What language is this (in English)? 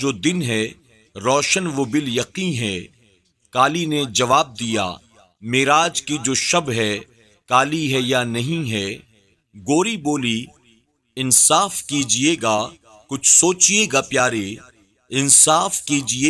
Hindi